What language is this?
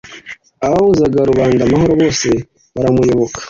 Kinyarwanda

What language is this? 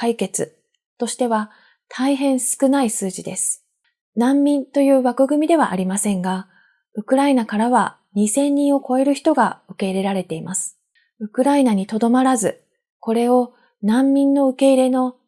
Japanese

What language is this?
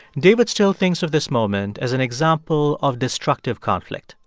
English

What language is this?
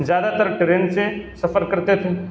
Urdu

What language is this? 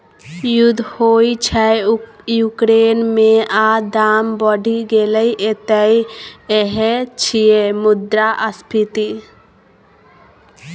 Maithili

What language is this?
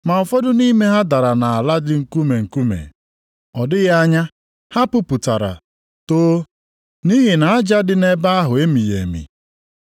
Igbo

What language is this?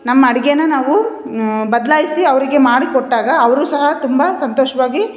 Kannada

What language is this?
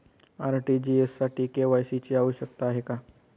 Marathi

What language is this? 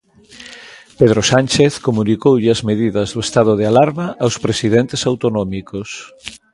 Galician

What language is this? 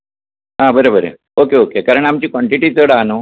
Konkani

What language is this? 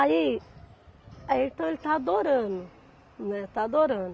Portuguese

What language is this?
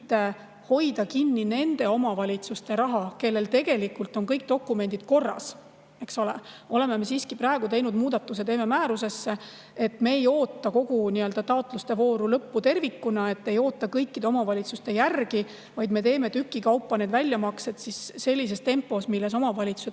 Estonian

